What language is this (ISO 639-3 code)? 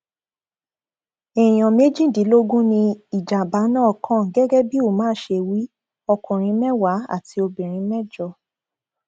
yor